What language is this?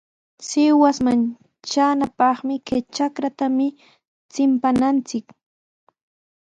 Sihuas Ancash Quechua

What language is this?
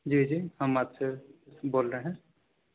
Urdu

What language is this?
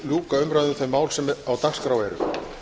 Icelandic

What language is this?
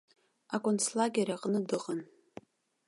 Abkhazian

